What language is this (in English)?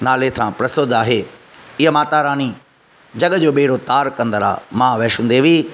Sindhi